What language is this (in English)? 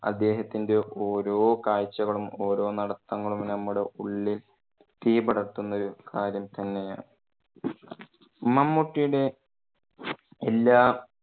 Malayalam